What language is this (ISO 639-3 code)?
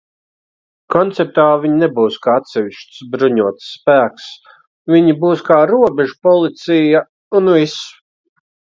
lav